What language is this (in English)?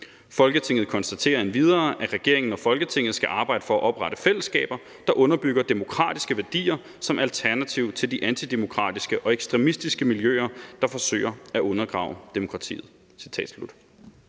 Danish